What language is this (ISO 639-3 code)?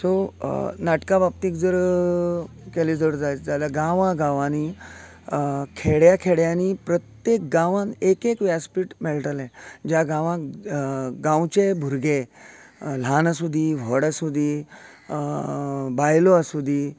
kok